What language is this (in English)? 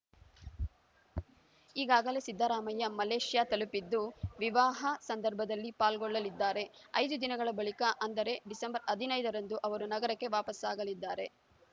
Kannada